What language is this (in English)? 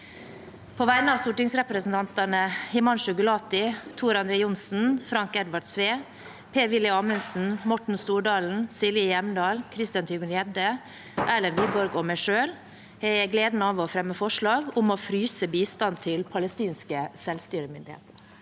Norwegian